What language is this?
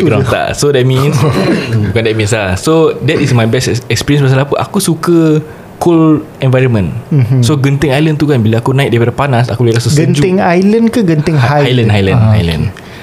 Malay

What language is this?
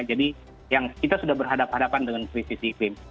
Indonesian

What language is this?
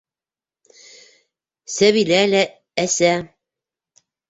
Bashkir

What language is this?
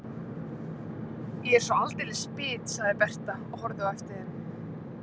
Icelandic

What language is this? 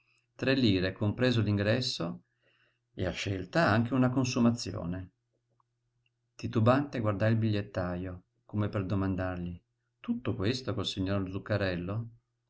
Italian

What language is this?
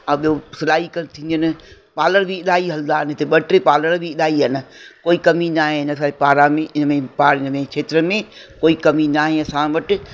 Sindhi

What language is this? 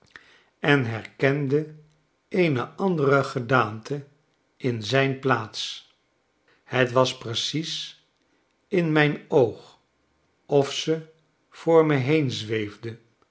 Dutch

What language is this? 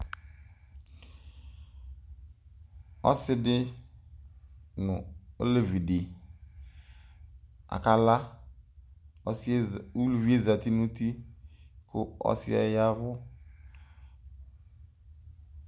Ikposo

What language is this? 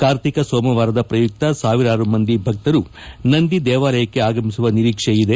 Kannada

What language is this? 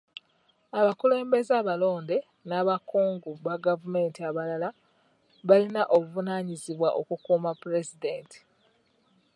Ganda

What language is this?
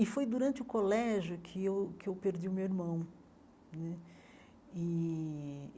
Portuguese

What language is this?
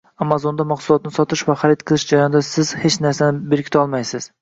Uzbek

